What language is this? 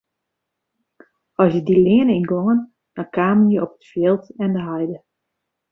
Western Frisian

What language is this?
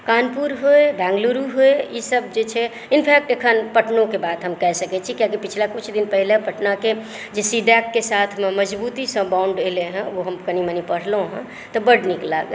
Maithili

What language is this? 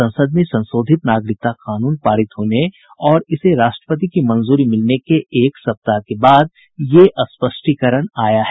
Hindi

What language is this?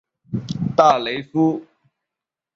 Chinese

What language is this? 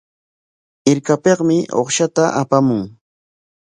Corongo Ancash Quechua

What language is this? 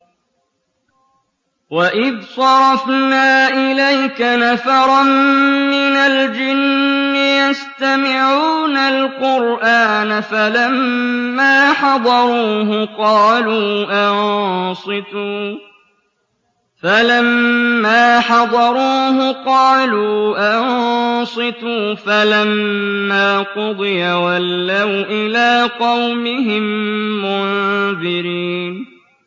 Arabic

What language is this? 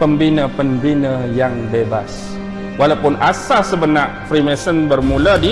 Malay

